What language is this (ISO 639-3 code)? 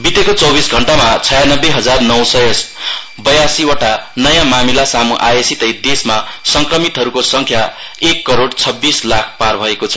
nep